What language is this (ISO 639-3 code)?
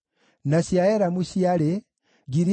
kik